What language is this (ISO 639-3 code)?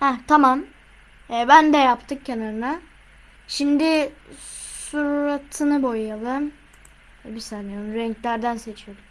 tur